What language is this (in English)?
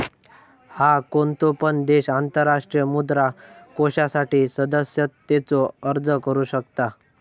Marathi